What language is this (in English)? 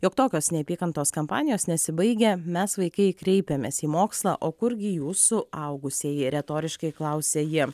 Lithuanian